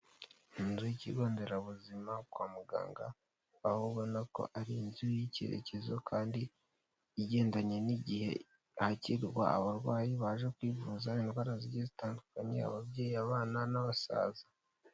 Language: Kinyarwanda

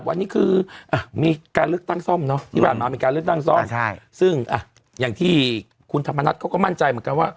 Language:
Thai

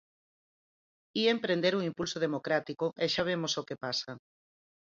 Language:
Galician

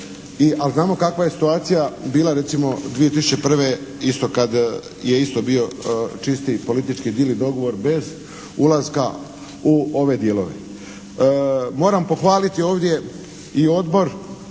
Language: Croatian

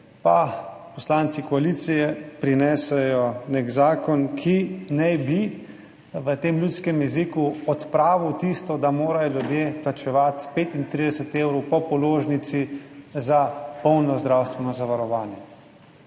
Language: Slovenian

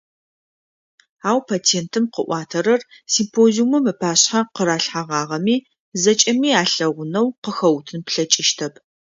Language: Adyghe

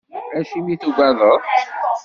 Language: Kabyle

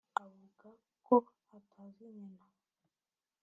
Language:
Kinyarwanda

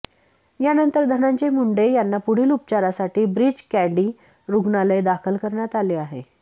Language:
Marathi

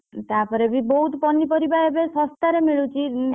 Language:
Odia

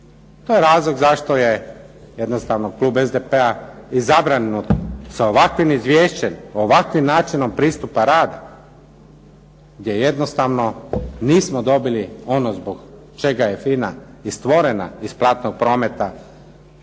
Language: Croatian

